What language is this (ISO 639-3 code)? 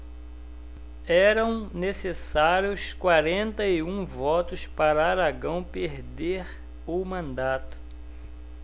por